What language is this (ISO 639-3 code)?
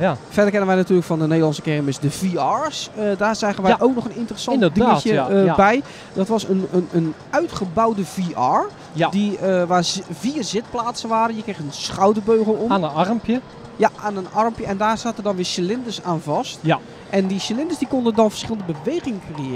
nld